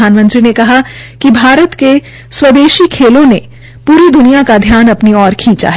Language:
Hindi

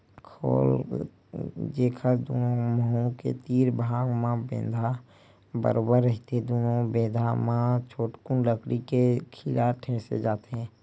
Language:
Chhattisgarhi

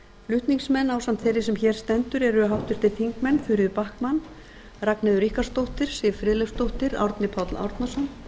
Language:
Icelandic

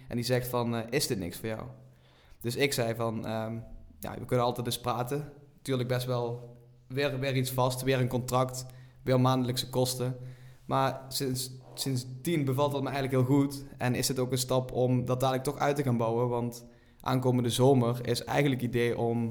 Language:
Dutch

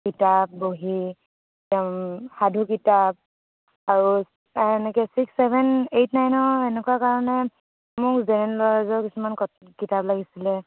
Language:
Assamese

